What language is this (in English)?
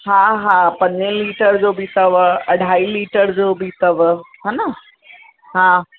Sindhi